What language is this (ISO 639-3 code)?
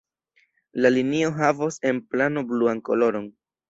epo